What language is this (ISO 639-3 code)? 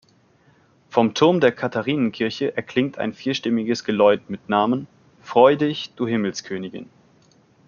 deu